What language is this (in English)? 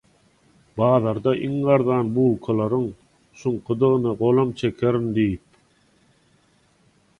Turkmen